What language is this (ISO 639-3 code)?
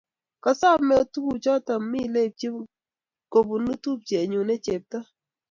kln